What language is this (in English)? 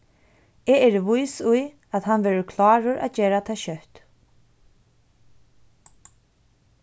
Faroese